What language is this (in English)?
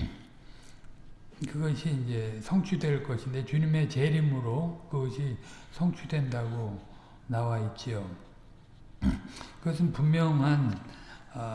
Korean